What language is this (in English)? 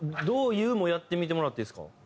Japanese